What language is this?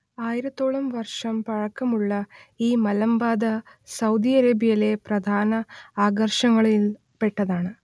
Malayalam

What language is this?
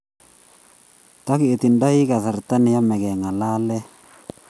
Kalenjin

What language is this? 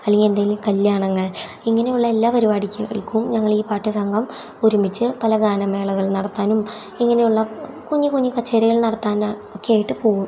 Malayalam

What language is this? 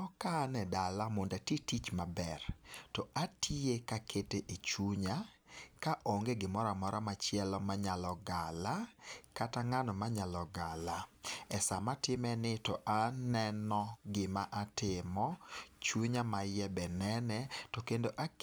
Luo (Kenya and Tanzania)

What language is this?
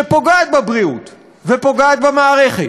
Hebrew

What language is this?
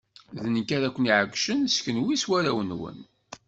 Kabyle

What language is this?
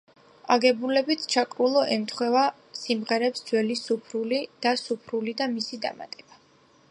Georgian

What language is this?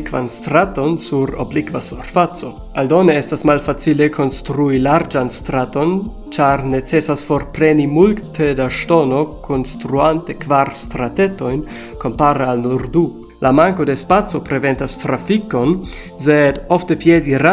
Esperanto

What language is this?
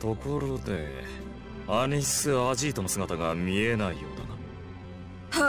Japanese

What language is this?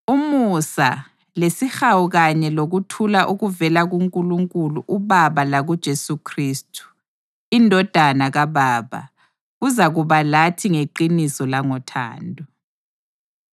North Ndebele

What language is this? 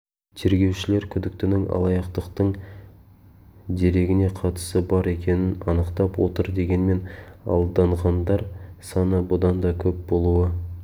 Kazakh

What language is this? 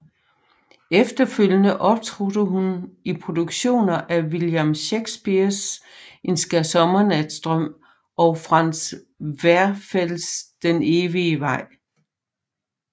Danish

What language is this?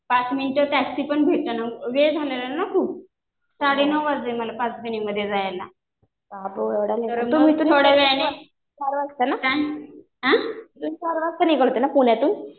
Marathi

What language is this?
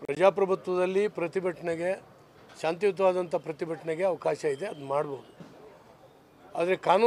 Korean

